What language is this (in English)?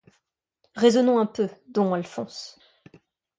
French